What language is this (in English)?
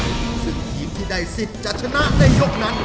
Thai